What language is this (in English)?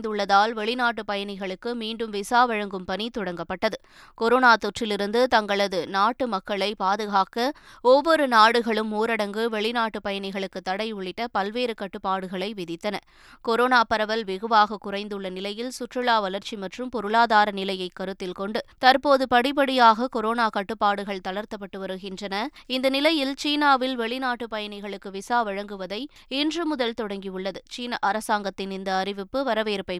Tamil